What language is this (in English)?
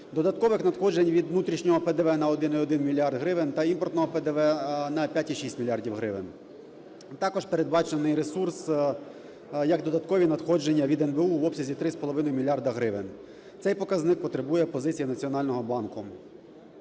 Ukrainian